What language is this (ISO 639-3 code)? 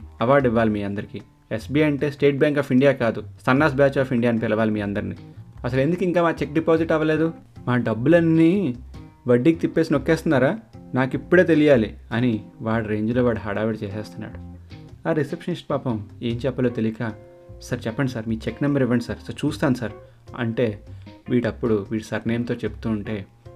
tel